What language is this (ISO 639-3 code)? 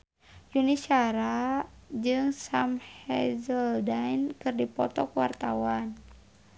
sun